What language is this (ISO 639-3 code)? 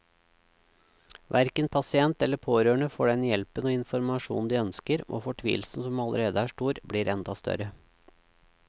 nor